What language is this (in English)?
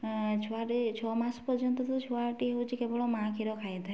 Odia